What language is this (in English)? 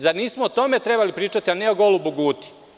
Serbian